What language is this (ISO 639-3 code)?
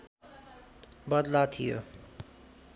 nep